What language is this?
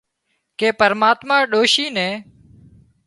Wadiyara Koli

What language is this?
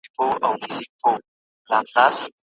Pashto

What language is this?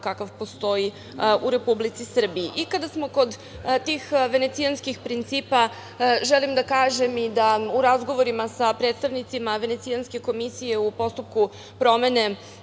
Serbian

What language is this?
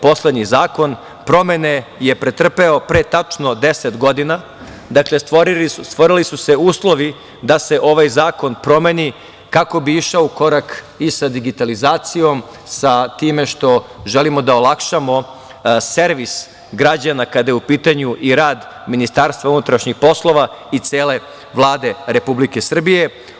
Serbian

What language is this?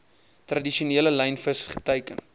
Afrikaans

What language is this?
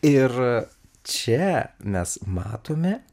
Lithuanian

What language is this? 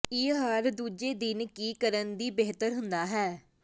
Punjabi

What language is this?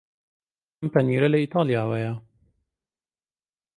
Central Kurdish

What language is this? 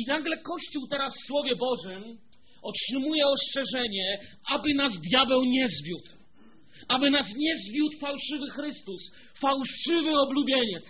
Polish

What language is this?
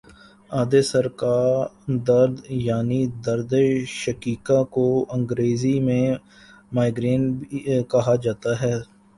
Urdu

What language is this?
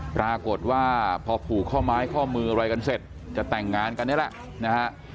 Thai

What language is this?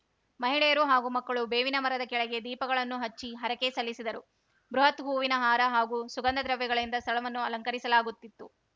Kannada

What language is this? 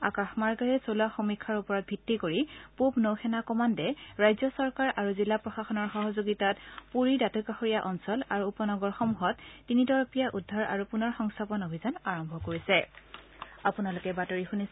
Assamese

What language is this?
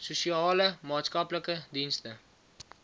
Afrikaans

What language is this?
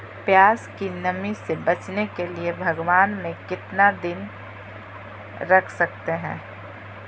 Magahi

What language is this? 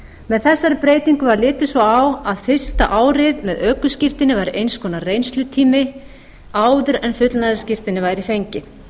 Icelandic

